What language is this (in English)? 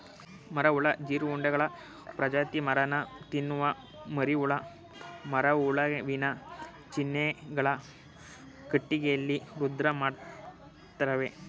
Kannada